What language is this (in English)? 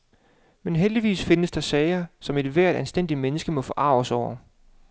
Danish